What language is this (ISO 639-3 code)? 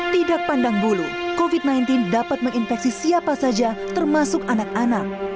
ind